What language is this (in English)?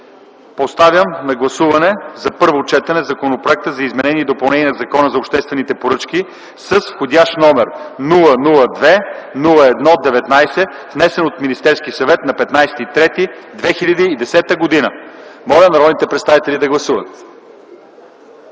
Bulgarian